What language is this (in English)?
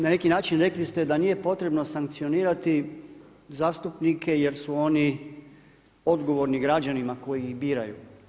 Croatian